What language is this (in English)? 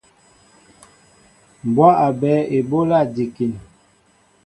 Mbo (Cameroon)